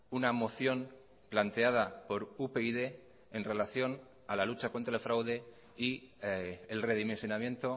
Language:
Spanish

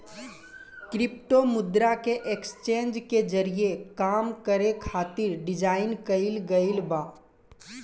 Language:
Bhojpuri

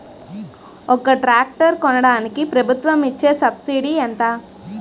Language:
Telugu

